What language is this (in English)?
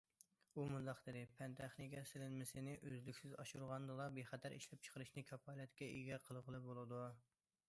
Uyghur